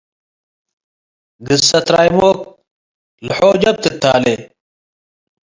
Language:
Tigre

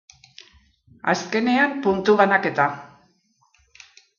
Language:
Basque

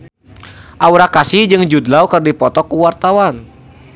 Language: Sundanese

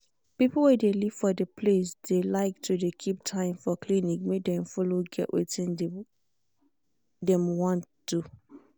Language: Nigerian Pidgin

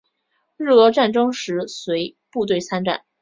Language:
Chinese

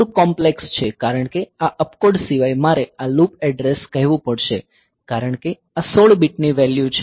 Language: Gujarati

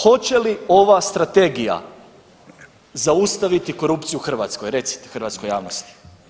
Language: Croatian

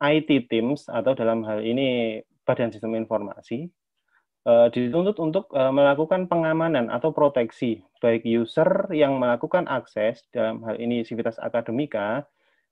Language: Indonesian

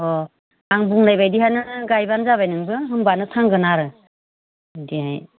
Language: Bodo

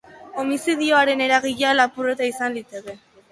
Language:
Basque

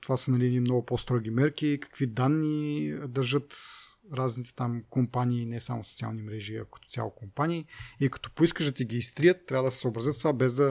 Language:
Bulgarian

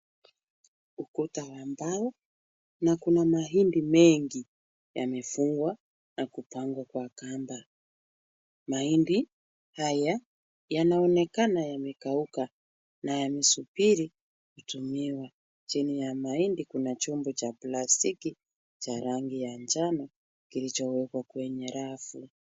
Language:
Swahili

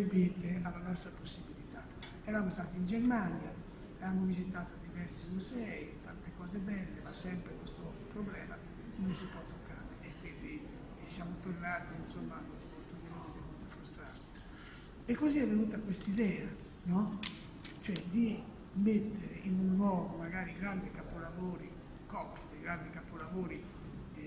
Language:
Italian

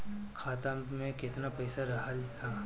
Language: Bhojpuri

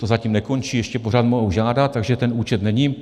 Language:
Czech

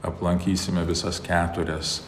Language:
Lithuanian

